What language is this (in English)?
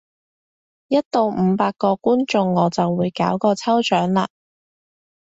Cantonese